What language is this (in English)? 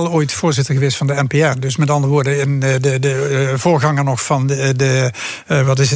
Dutch